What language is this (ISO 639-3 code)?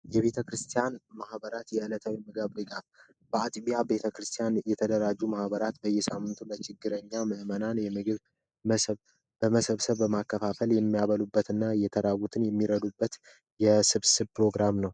amh